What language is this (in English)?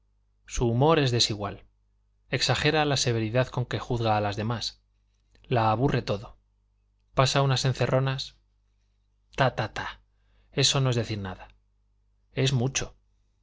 Spanish